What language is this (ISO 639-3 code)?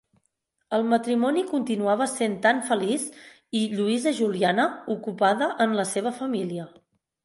cat